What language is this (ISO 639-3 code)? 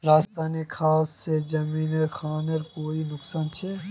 mag